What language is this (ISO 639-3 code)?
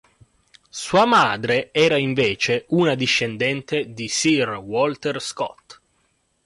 ita